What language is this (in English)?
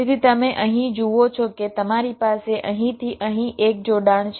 Gujarati